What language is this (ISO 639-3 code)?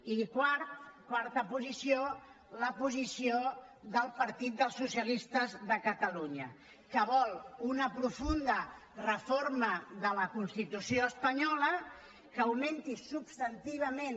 cat